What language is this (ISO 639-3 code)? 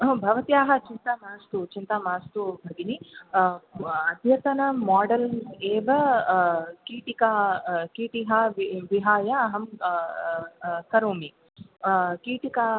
san